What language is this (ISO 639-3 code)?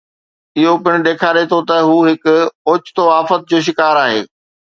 snd